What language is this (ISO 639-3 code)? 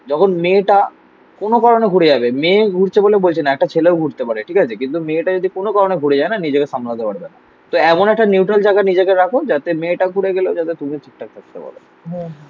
ben